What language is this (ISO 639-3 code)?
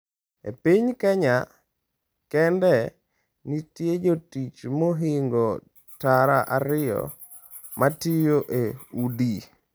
luo